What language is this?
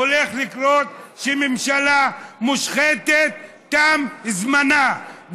Hebrew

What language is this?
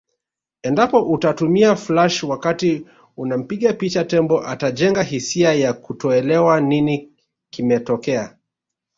Swahili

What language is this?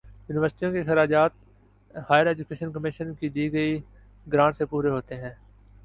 Urdu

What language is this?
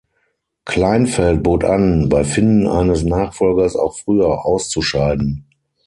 German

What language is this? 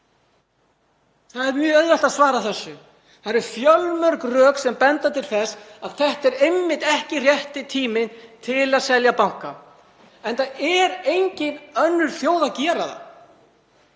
Icelandic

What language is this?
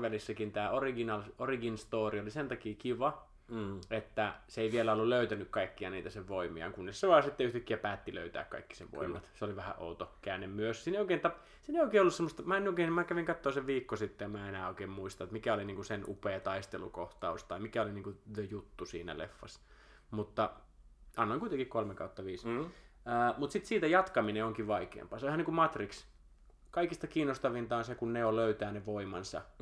Finnish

